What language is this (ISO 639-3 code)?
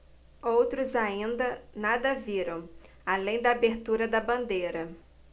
por